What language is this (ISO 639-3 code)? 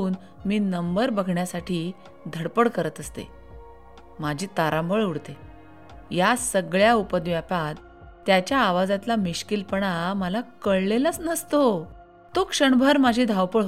mar